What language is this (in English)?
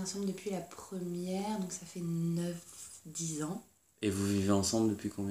French